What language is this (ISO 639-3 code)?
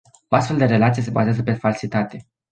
ron